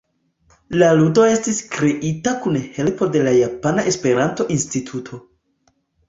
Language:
Esperanto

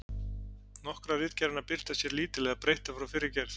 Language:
Icelandic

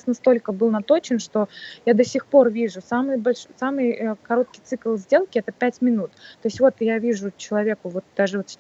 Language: Russian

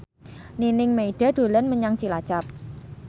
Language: Javanese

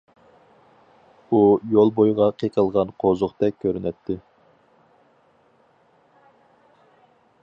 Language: Uyghur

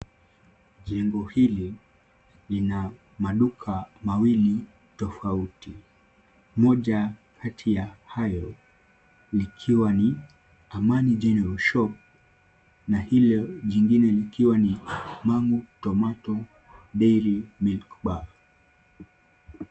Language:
Swahili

